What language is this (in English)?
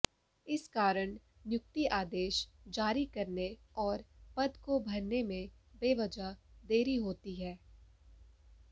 Hindi